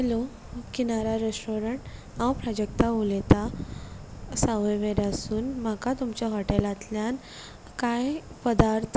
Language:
Konkani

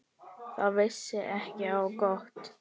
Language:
Icelandic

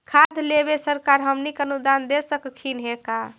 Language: Magahi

